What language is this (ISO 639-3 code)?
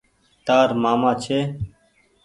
gig